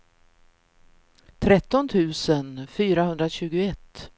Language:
Swedish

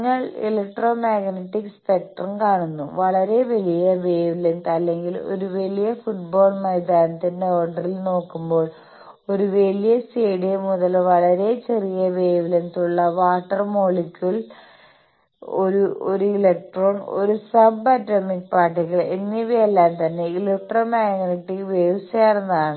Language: Malayalam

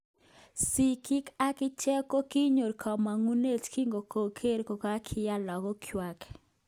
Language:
Kalenjin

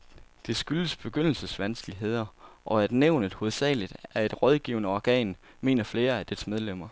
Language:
Danish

